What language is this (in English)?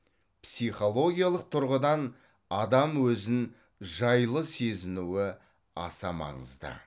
Kazakh